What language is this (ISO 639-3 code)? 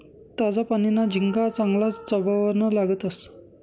mar